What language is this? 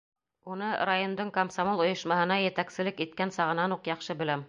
Bashkir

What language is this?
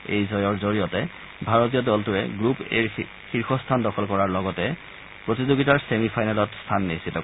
Assamese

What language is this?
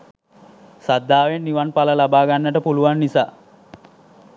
Sinhala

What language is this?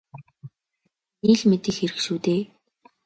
Mongolian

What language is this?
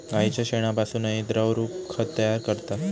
Marathi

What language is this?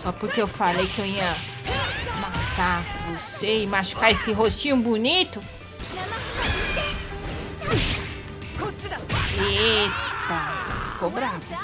Portuguese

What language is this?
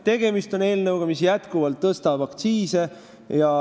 Estonian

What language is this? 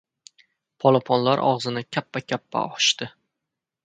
Uzbek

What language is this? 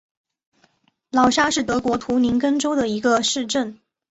Chinese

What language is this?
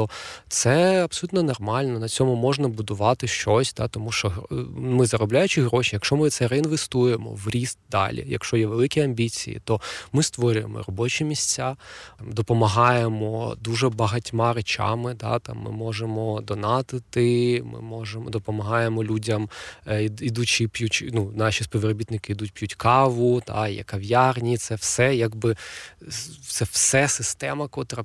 Ukrainian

